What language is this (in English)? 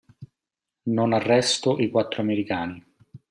Italian